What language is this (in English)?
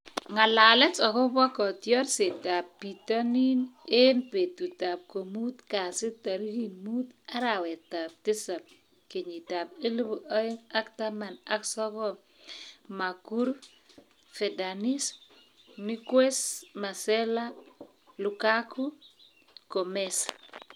Kalenjin